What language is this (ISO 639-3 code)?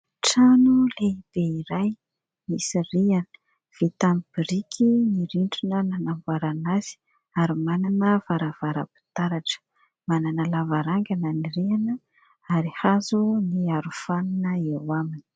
mlg